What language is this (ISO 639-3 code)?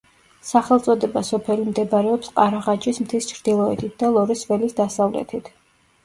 kat